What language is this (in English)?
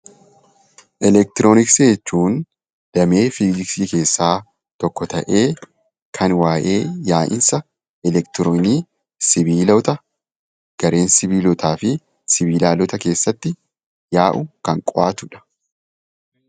Oromo